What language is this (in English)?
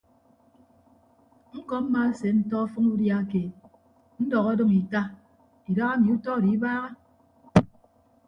Ibibio